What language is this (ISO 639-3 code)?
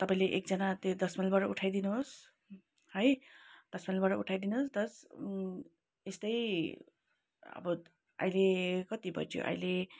nep